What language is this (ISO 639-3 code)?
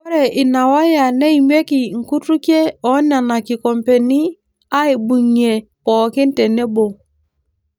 mas